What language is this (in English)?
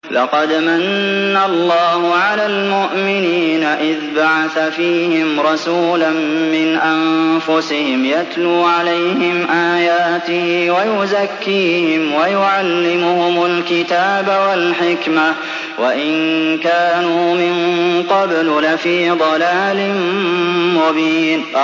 Arabic